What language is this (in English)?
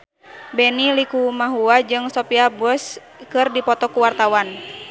Sundanese